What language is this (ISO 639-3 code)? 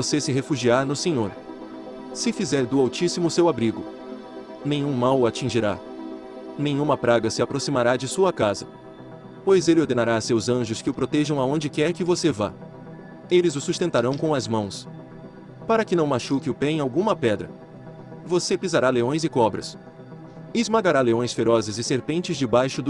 por